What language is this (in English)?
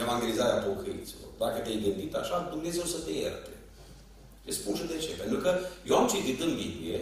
Romanian